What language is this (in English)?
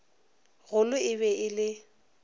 Northern Sotho